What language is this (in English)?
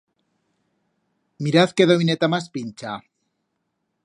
Aragonese